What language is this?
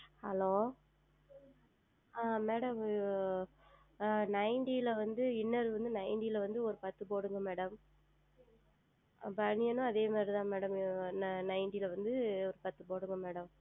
Tamil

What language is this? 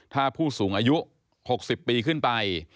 Thai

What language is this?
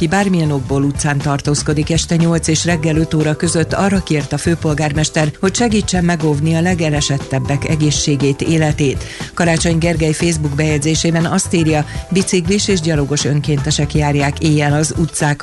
Hungarian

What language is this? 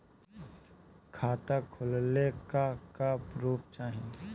Bhojpuri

